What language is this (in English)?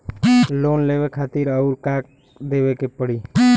Bhojpuri